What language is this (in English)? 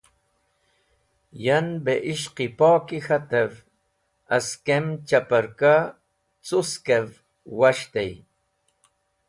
Wakhi